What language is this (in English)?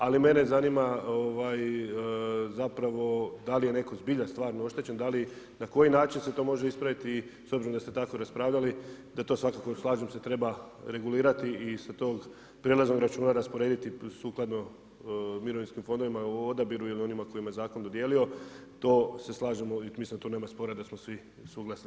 Croatian